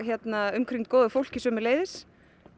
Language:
Icelandic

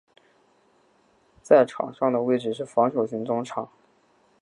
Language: Chinese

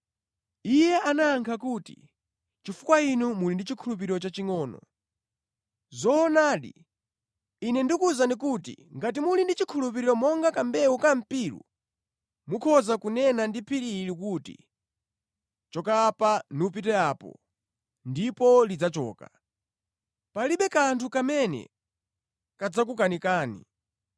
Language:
Nyanja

